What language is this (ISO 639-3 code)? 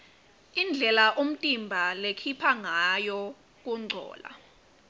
ssw